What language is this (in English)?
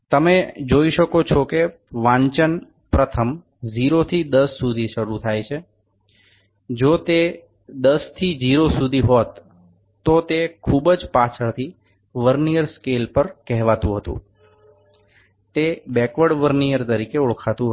Gujarati